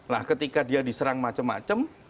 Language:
Indonesian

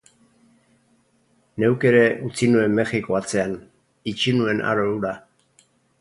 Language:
Basque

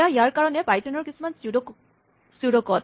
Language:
Assamese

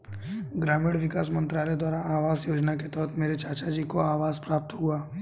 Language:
Hindi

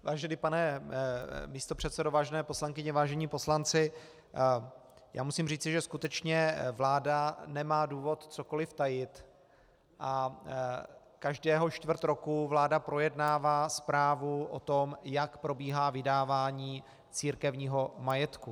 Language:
Czech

